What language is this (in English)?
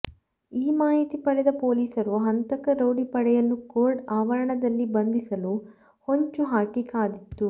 Kannada